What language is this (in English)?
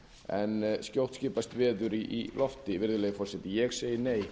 Icelandic